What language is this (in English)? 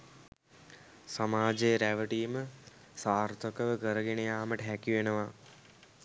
Sinhala